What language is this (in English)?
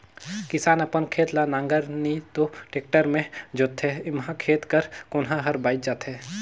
Chhattisgarhi